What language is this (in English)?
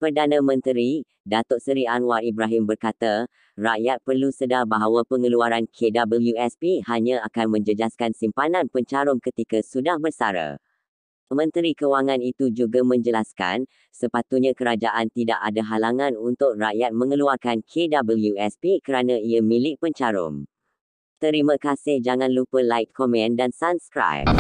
Malay